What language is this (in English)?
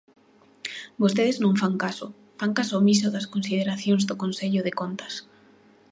Galician